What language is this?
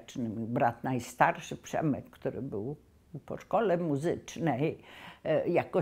Polish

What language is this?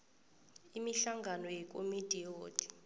South Ndebele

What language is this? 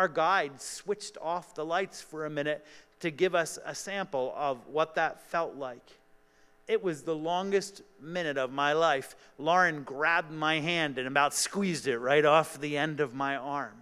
English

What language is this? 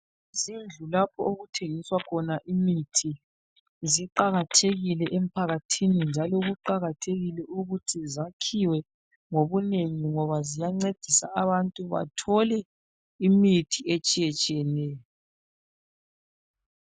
North Ndebele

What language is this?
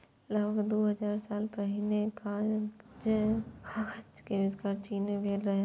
Maithili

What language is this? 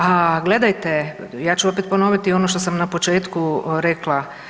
Croatian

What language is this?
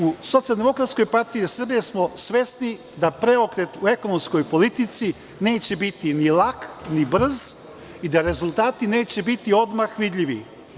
Serbian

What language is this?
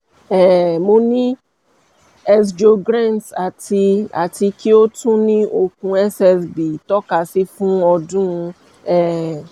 Yoruba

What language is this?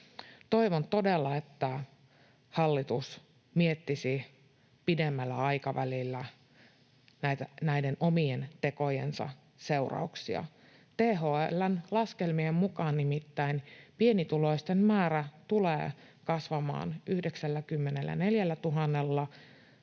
Finnish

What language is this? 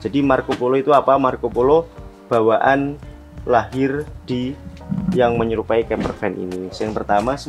Indonesian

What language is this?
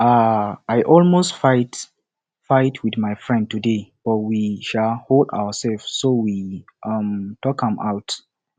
Nigerian Pidgin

